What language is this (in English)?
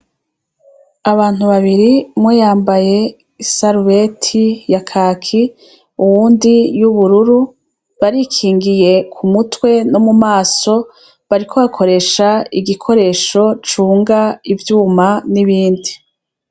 Rundi